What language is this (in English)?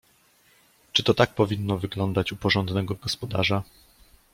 Polish